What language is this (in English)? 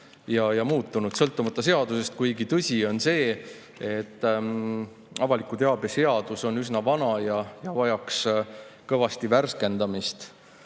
Estonian